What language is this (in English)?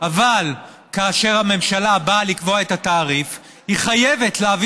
Hebrew